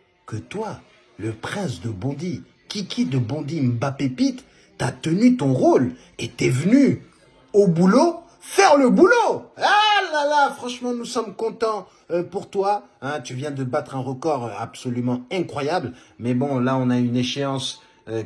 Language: French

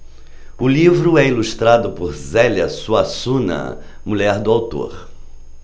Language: Portuguese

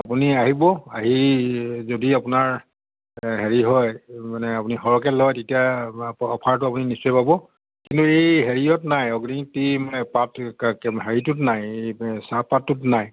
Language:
Assamese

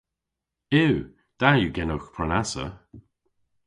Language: Cornish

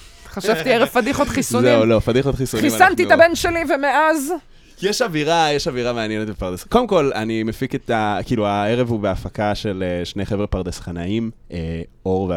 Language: Hebrew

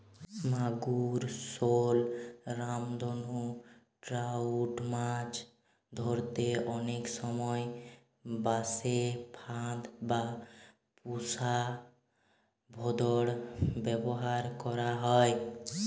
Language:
Bangla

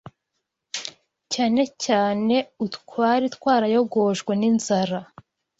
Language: Kinyarwanda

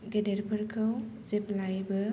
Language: Bodo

